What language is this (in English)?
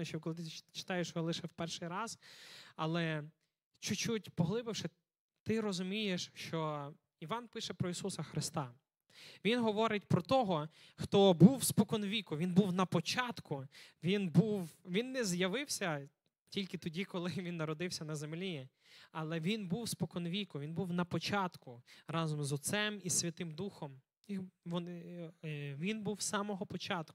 Ukrainian